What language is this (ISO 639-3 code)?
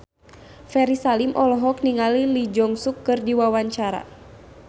sun